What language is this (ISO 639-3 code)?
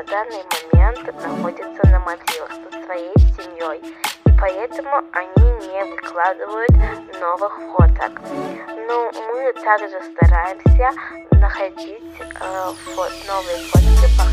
rus